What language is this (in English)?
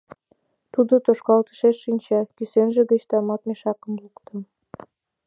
Mari